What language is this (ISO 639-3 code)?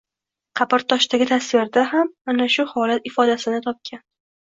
uzb